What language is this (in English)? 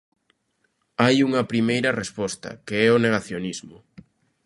Galician